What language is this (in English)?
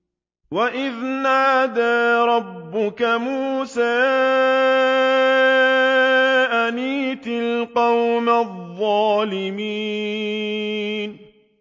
Arabic